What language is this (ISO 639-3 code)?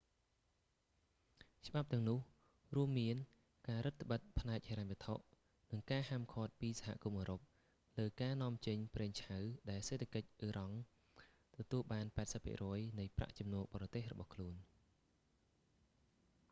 khm